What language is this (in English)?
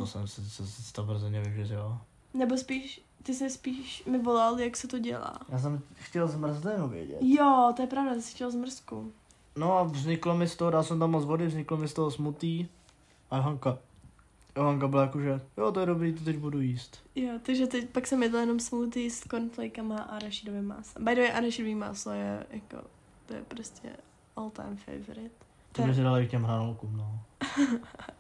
Czech